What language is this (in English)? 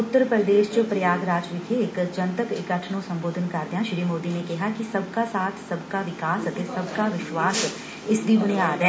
Punjabi